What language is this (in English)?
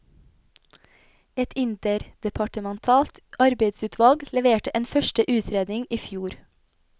Norwegian